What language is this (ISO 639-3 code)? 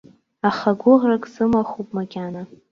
abk